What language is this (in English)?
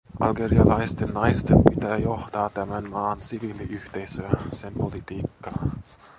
Finnish